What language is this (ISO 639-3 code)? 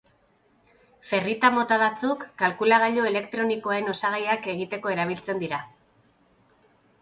eus